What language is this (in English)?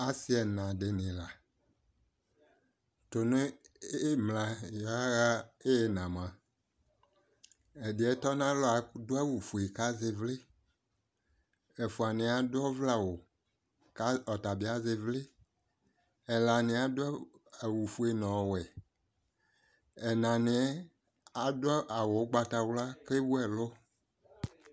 Ikposo